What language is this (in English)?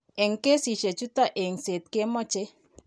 Kalenjin